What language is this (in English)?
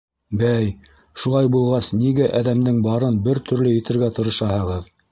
Bashkir